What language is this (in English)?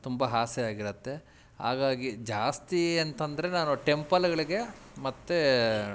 Kannada